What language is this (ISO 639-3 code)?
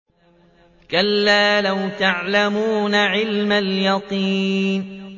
ara